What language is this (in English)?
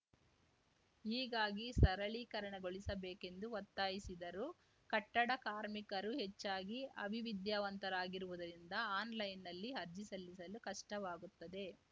Kannada